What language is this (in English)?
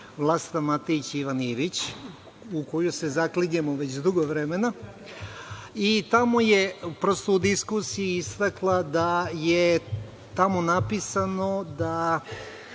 Serbian